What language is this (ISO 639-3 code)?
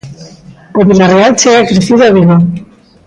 glg